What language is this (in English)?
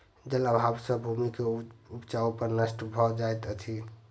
Maithili